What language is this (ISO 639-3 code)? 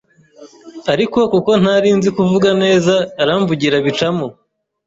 kin